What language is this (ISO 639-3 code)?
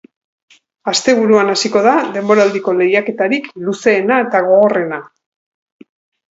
eus